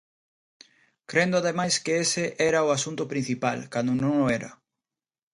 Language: Galician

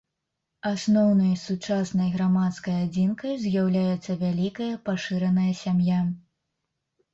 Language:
Belarusian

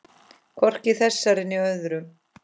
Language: Icelandic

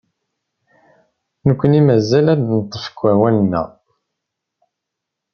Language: Kabyle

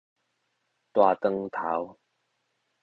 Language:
Min Nan Chinese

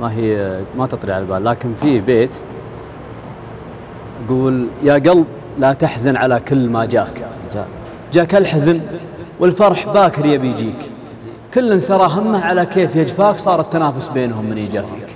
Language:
Arabic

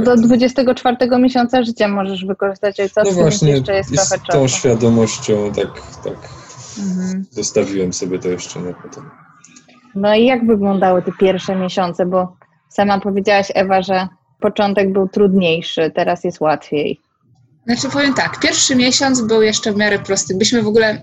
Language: Polish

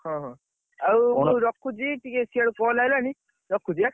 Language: Odia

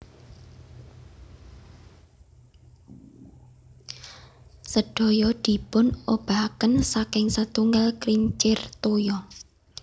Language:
Javanese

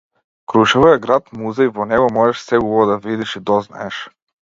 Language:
Macedonian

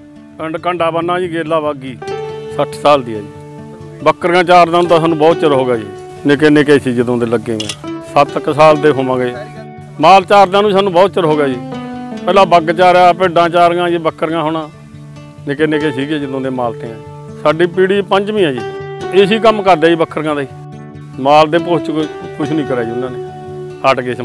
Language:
Punjabi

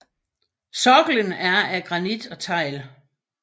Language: Danish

